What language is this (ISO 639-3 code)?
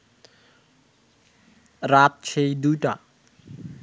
ben